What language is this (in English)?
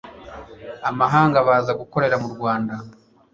Kinyarwanda